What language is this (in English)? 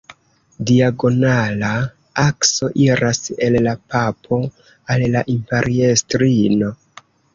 Esperanto